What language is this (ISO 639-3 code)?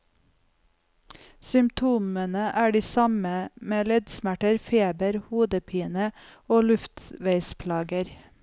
nor